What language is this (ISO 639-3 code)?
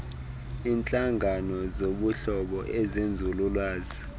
xho